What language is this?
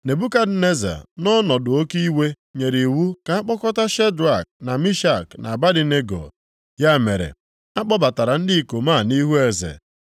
Igbo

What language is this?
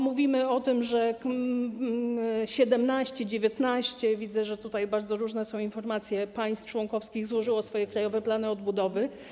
Polish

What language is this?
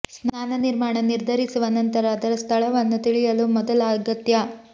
Kannada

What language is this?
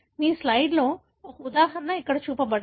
Telugu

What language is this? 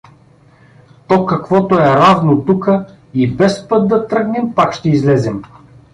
Bulgarian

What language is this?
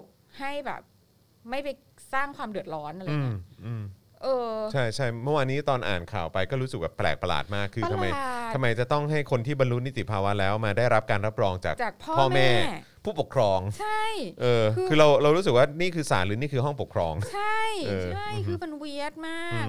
Thai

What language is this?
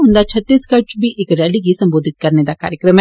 Dogri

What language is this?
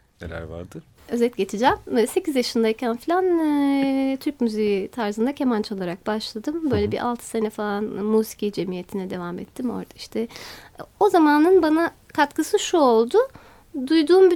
Turkish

